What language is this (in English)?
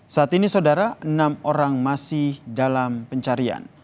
Indonesian